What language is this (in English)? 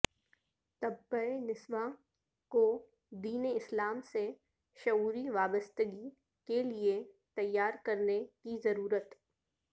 Urdu